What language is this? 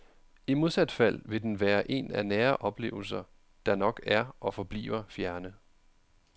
Danish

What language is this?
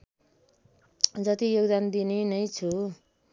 Nepali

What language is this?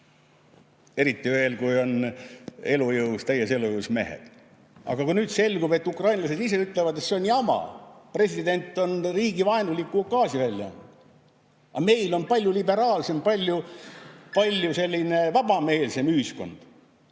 Estonian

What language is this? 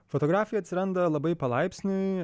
Lithuanian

